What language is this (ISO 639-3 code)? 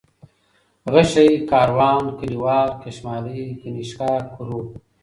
pus